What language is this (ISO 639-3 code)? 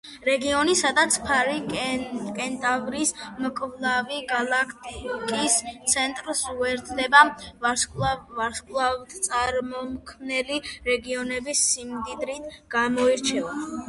kat